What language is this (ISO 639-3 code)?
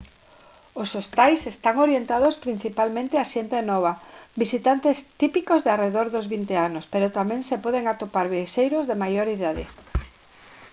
glg